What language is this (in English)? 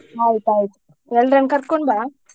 Kannada